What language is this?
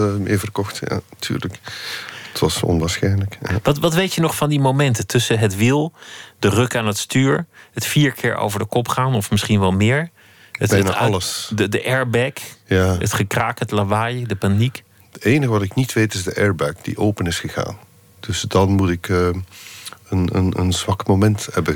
Dutch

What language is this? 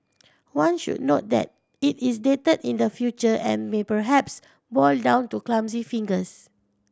English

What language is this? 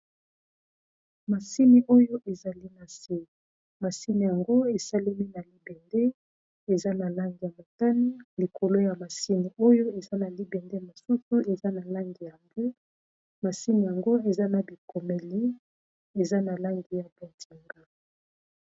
Lingala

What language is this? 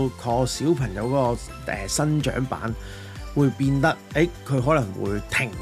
Chinese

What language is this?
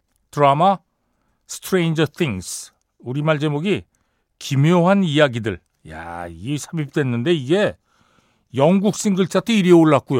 Korean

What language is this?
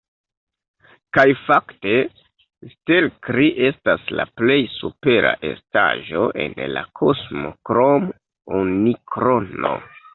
Esperanto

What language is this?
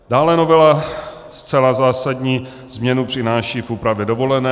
Czech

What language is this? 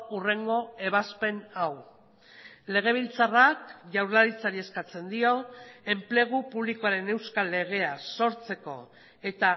Basque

